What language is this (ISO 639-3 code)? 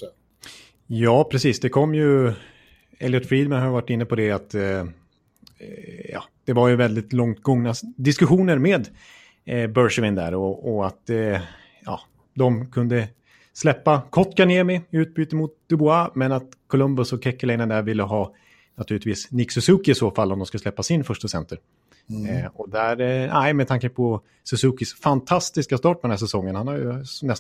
swe